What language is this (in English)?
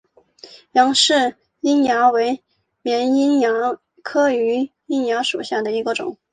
Chinese